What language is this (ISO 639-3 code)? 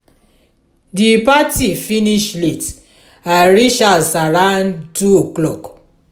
pcm